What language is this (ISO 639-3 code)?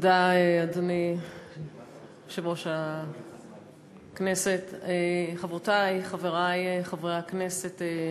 heb